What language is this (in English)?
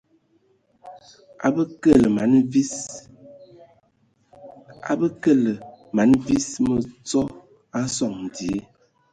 Ewondo